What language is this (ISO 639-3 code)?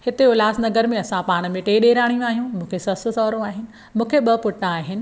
snd